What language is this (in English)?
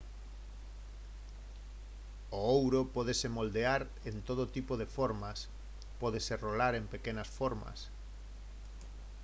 Galician